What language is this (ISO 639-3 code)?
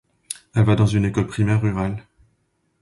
fra